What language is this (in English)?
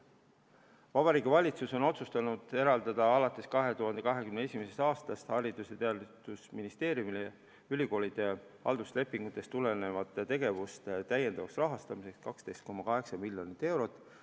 Estonian